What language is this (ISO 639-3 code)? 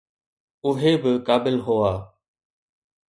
snd